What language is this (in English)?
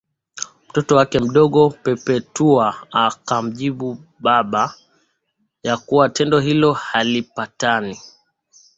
Swahili